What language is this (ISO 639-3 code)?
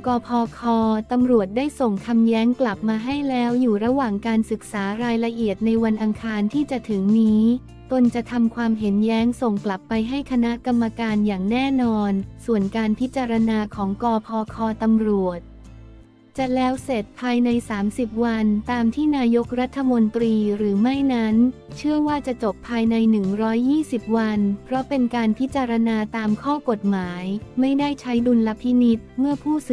tha